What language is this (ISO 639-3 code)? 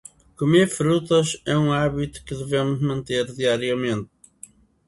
por